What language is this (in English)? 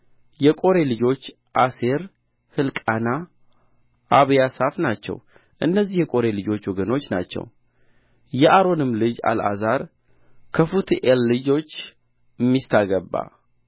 Amharic